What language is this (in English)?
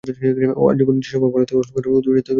Bangla